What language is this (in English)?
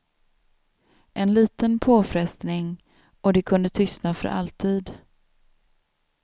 Swedish